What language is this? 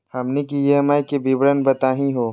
Magahi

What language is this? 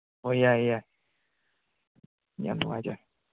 Manipuri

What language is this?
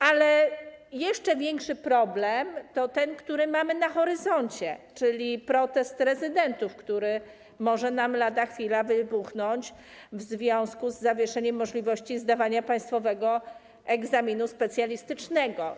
Polish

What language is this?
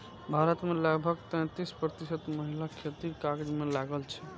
Maithili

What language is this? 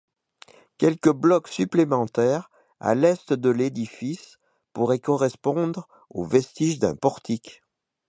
French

